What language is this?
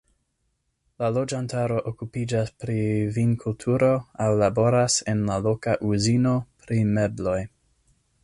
Esperanto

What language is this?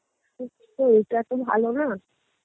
Bangla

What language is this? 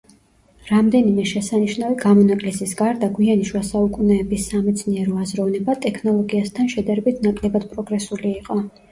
Georgian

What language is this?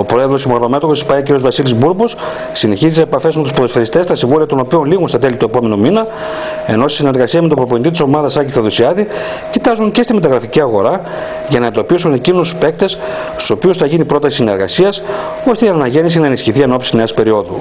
Greek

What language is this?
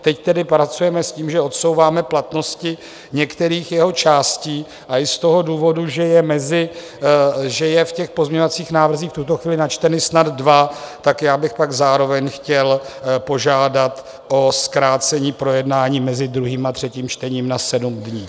Czech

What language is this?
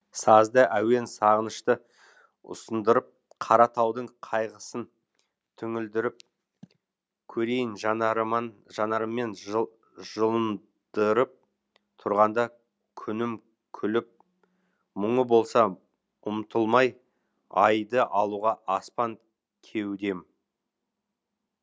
Kazakh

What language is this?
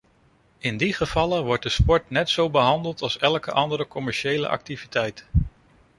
Dutch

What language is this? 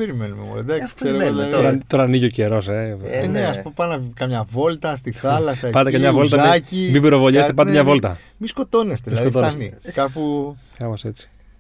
Greek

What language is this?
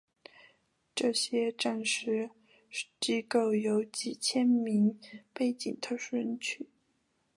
Chinese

